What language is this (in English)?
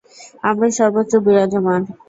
Bangla